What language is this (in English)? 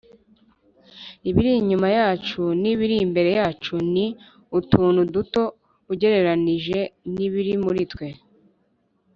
Kinyarwanda